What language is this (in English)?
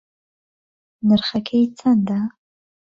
Central Kurdish